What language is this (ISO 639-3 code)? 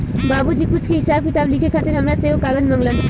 bho